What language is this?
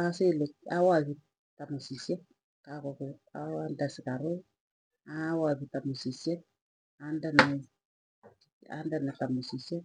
Tugen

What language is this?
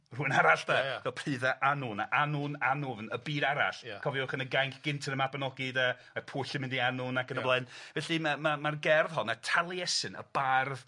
Welsh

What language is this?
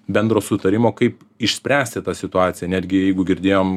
Lithuanian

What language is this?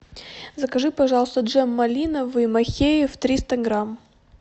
Russian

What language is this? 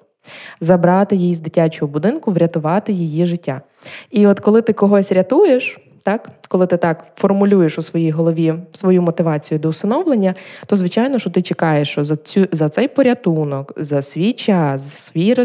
Ukrainian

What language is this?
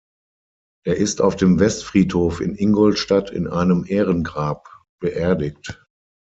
German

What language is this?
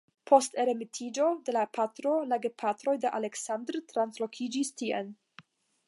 Esperanto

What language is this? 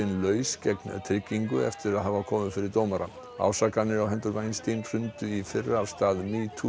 Icelandic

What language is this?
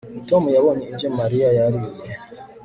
Kinyarwanda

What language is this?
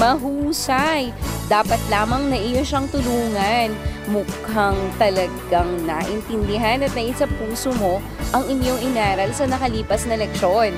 Filipino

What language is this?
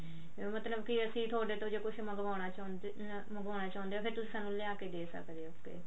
Punjabi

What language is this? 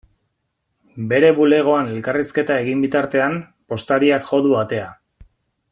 Basque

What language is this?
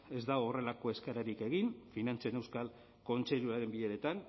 Basque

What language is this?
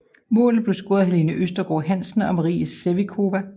Danish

